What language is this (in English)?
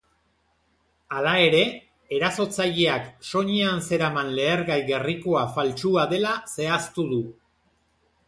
Basque